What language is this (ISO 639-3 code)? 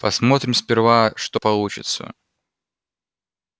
rus